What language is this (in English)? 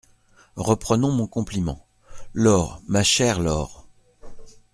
French